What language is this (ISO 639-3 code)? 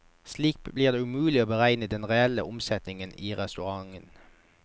nor